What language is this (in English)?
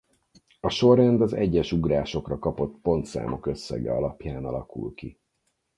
Hungarian